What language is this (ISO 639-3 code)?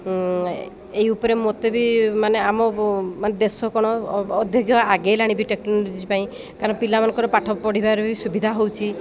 ori